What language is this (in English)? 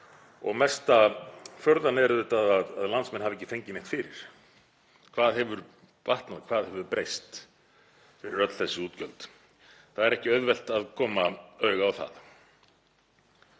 Icelandic